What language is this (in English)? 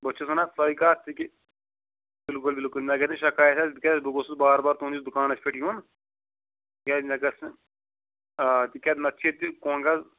Kashmiri